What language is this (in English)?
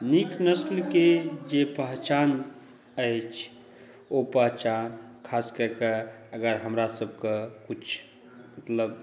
Maithili